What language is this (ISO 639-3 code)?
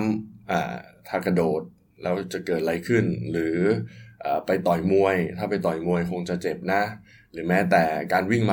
tha